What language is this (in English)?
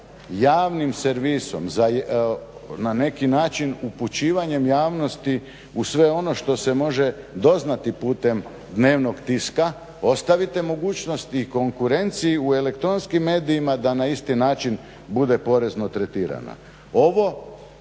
Croatian